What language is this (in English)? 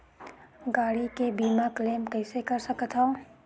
Chhattisgarhi